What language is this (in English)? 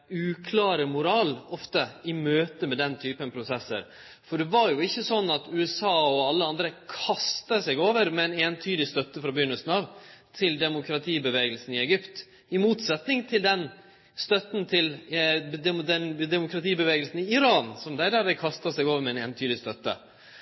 Norwegian Nynorsk